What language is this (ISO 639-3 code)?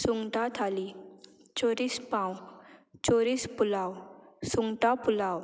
kok